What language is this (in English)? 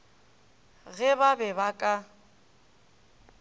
Northern Sotho